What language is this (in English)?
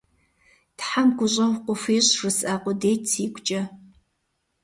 Kabardian